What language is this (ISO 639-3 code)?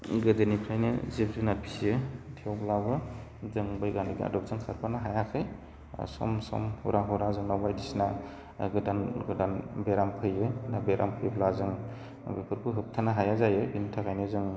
brx